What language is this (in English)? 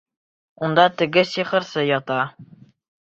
Bashkir